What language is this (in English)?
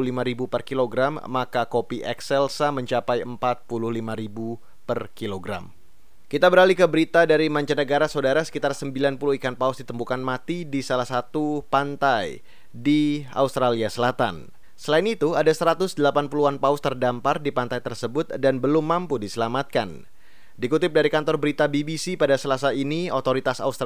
Indonesian